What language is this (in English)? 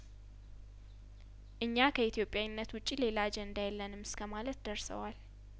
Amharic